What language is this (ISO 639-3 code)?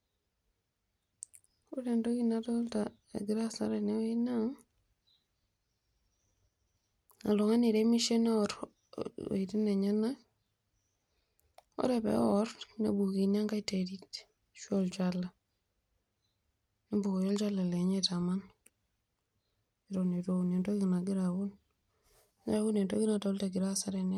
mas